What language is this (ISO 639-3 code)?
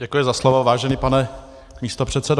ces